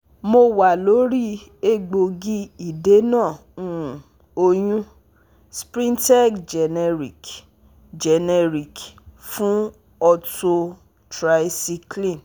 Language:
Yoruba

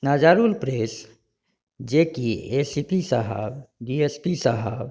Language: Maithili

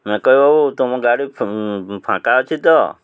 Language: Odia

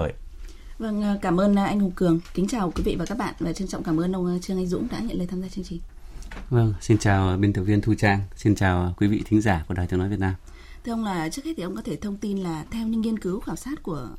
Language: Vietnamese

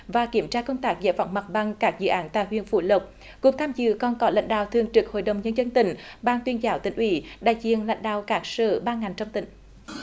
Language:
Vietnamese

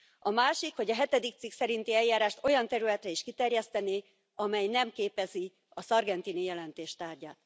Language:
Hungarian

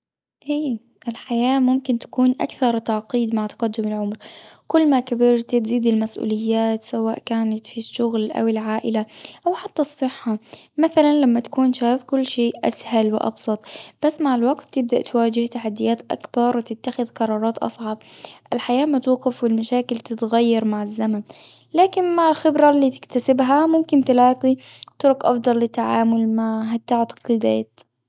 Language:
Gulf Arabic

